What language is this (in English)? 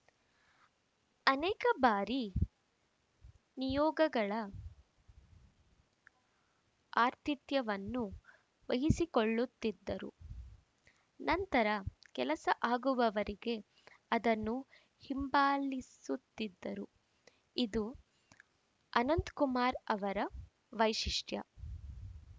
Kannada